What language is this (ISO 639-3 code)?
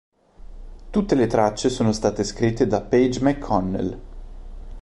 ita